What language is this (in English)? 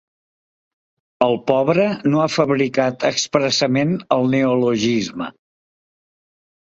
Catalan